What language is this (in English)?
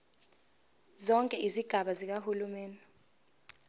Zulu